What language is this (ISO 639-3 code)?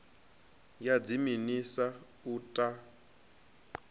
ven